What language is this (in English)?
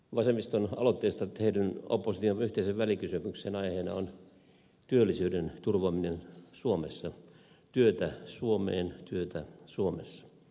Finnish